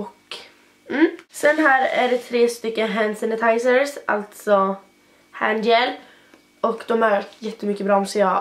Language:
Swedish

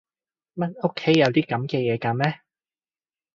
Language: Cantonese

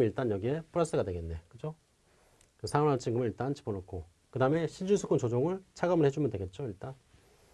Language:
Korean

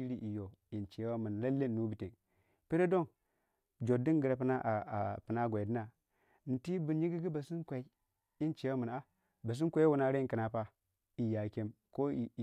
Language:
Waja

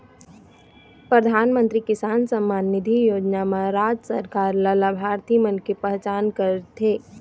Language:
Chhattisgarhi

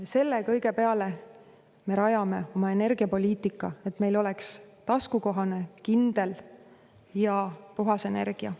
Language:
Estonian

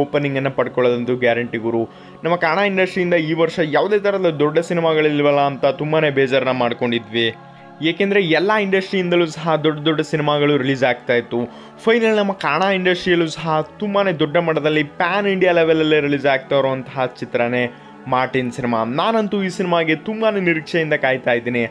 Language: Kannada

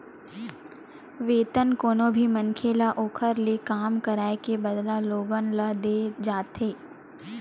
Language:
Chhattisgarhi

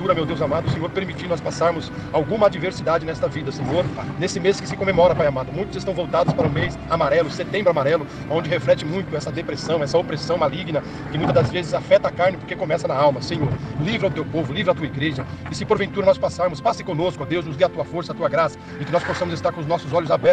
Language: Portuguese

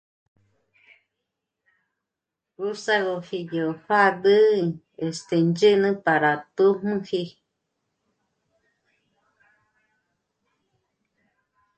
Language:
Michoacán Mazahua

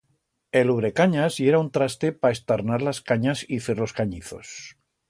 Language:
Aragonese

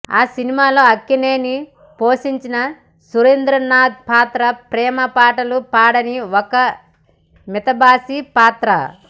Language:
Telugu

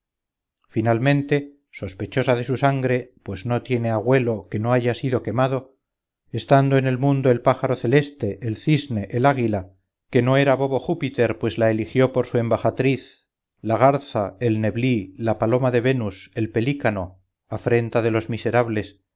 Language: Spanish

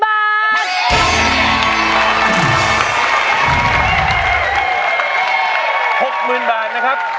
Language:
Thai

